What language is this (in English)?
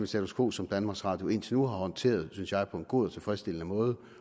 Danish